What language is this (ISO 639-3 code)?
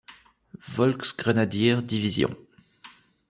fra